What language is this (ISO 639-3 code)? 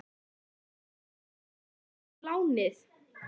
isl